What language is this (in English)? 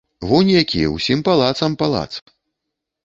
Belarusian